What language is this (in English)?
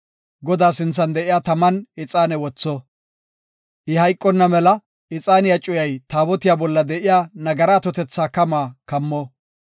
Gofa